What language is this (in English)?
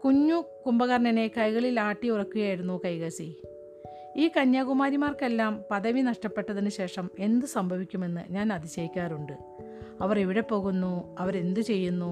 Malayalam